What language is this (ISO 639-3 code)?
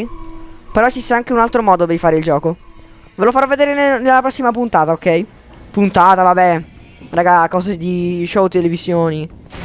ita